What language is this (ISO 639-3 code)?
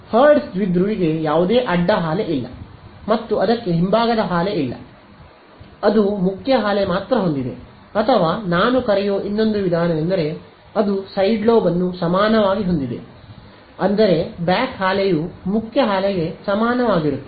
kan